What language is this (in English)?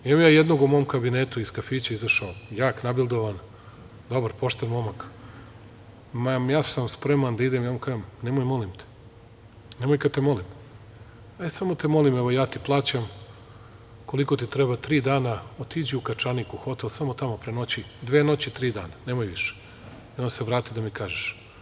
Serbian